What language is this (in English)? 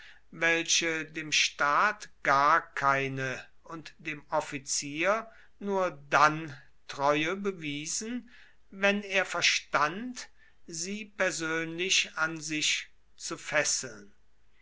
German